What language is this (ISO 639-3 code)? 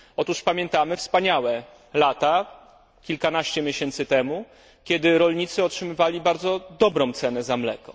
pol